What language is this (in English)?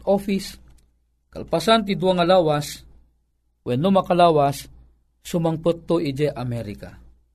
Filipino